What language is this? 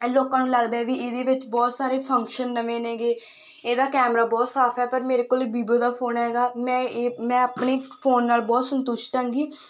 Punjabi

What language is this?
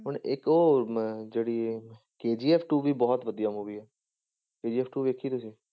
Punjabi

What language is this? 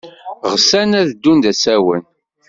Kabyle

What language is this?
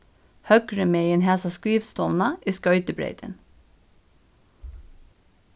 Faroese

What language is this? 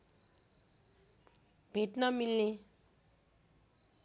Nepali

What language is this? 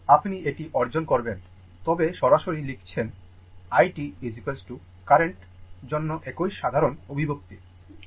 Bangla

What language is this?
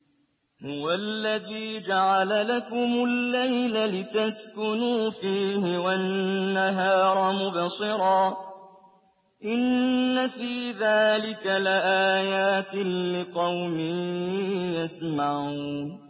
Arabic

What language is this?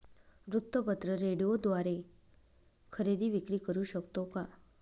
Marathi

